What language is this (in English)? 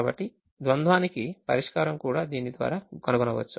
Telugu